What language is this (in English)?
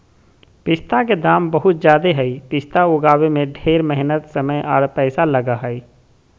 Magahi